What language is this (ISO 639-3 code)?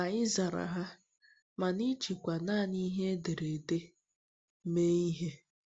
ibo